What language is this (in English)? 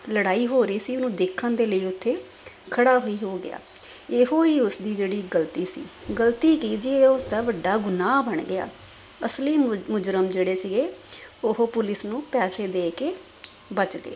Punjabi